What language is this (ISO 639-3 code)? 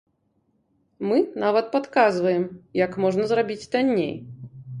bel